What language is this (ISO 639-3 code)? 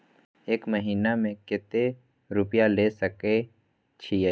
mai